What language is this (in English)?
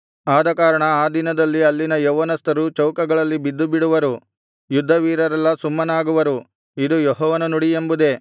Kannada